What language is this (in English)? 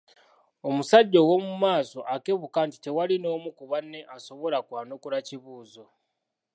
Ganda